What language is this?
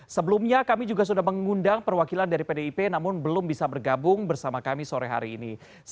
Indonesian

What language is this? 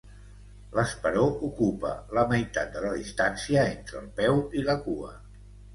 Catalan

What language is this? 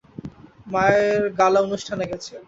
Bangla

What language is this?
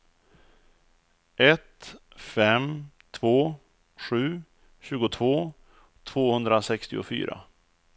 Swedish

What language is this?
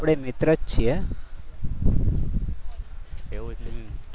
Gujarati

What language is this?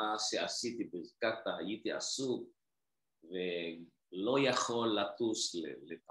Indonesian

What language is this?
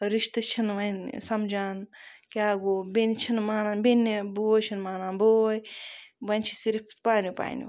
Kashmiri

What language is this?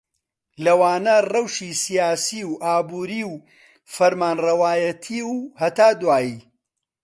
Central Kurdish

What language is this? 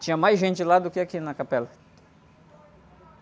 Portuguese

